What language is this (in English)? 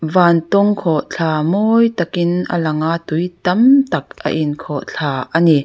Mizo